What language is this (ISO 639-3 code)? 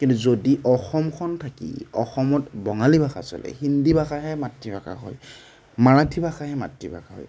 asm